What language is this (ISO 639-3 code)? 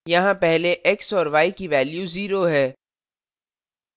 hin